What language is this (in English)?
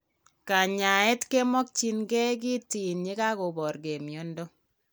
Kalenjin